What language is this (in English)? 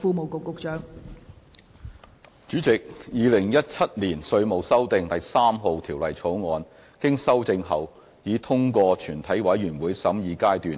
Cantonese